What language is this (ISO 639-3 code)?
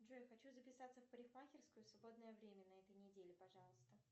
rus